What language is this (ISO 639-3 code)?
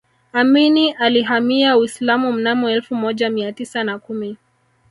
swa